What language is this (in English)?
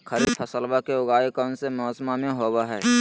Magahi